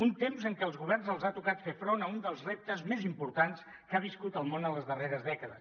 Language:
Catalan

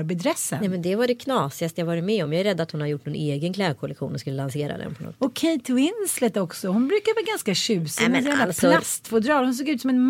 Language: Swedish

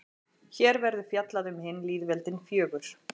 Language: Icelandic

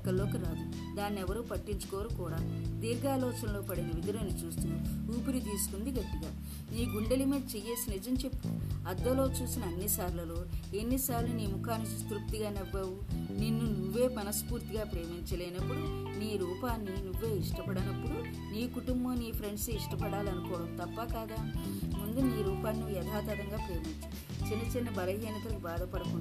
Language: Telugu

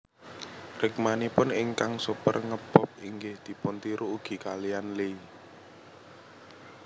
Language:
Javanese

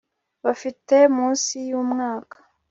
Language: Kinyarwanda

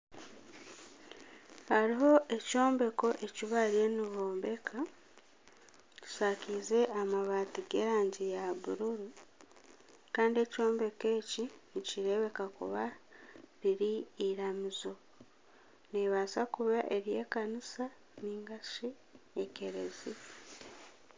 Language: Nyankole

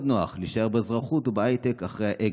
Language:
Hebrew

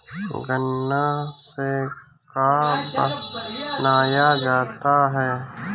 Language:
Bhojpuri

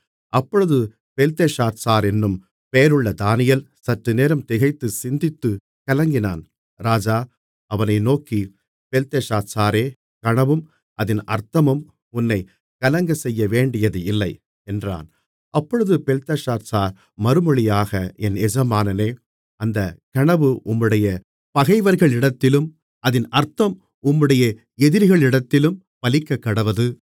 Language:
Tamil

